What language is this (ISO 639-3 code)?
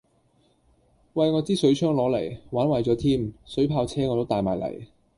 yue